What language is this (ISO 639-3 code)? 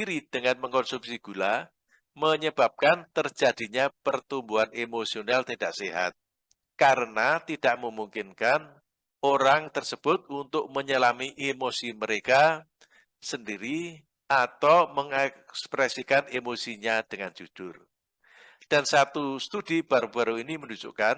ind